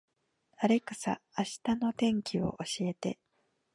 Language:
Japanese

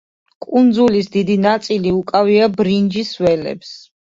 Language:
Georgian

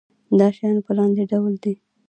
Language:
Pashto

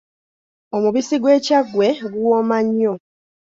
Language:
Ganda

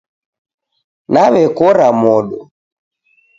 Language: Taita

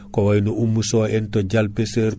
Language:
Fula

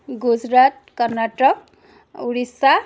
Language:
Assamese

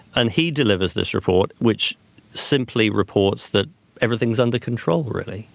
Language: English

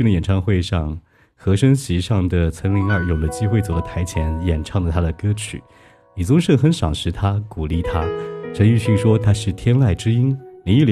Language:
Chinese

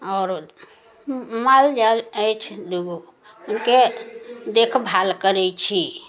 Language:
Maithili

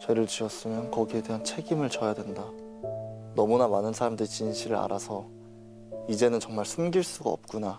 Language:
Korean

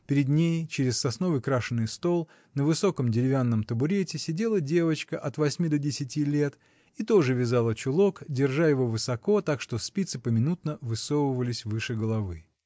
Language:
Russian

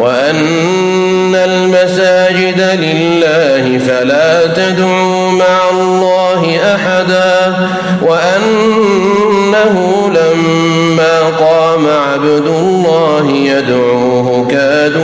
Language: Arabic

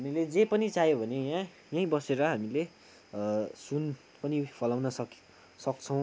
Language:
Nepali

